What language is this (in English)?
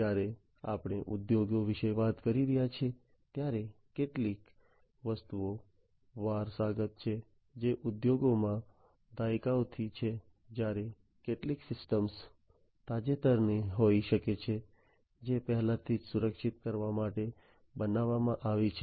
Gujarati